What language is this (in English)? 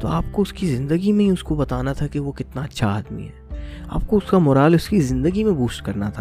Urdu